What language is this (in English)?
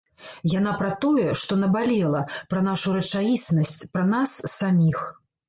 Belarusian